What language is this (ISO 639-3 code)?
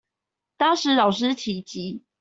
zho